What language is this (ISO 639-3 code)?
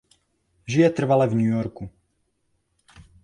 ces